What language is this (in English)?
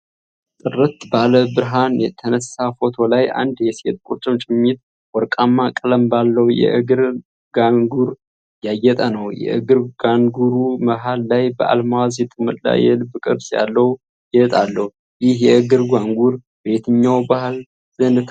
Amharic